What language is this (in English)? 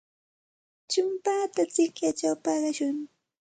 Santa Ana de Tusi Pasco Quechua